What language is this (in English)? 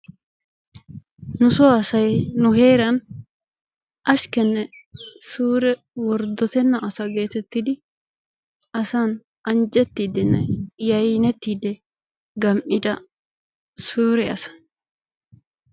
Wolaytta